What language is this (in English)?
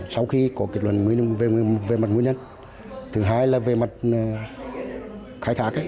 Vietnamese